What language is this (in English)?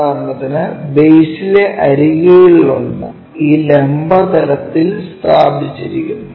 Malayalam